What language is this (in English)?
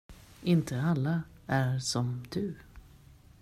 Swedish